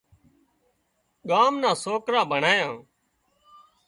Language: Wadiyara Koli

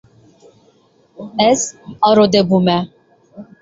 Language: Kurdish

